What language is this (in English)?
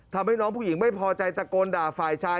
Thai